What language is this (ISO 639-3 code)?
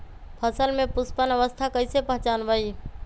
mag